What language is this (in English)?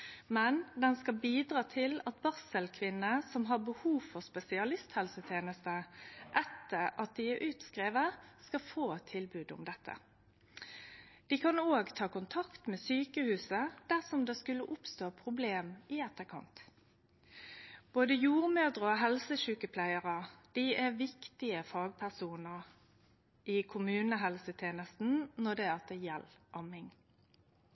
Norwegian Nynorsk